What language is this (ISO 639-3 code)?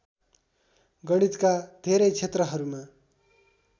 nep